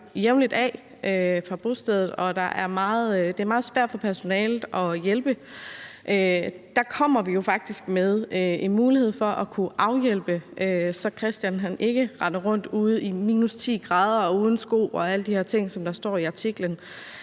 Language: Danish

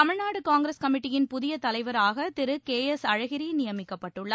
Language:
Tamil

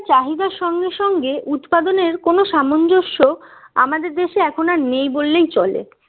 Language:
Bangla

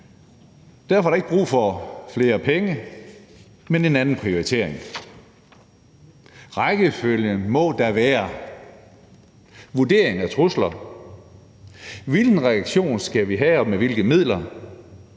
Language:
Danish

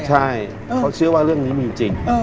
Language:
Thai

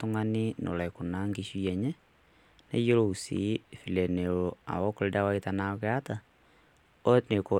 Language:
Masai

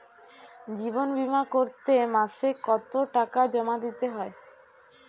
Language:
Bangla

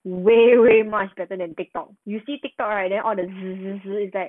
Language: English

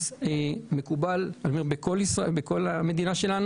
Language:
Hebrew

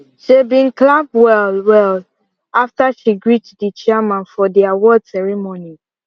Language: Nigerian Pidgin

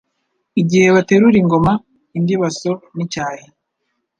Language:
Kinyarwanda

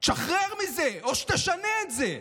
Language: Hebrew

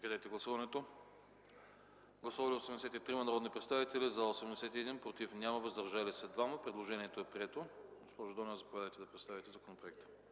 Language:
Bulgarian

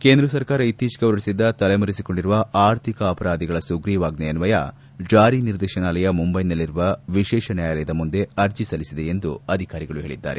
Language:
Kannada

